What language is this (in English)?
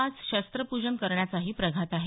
Marathi